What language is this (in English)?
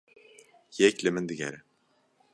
Kurdish